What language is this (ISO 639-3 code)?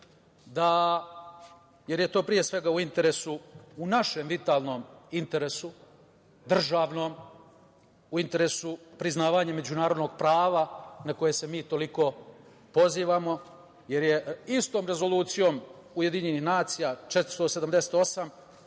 srp